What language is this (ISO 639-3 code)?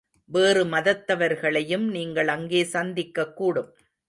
tam